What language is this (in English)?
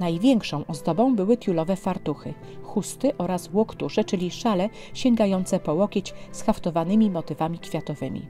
Polish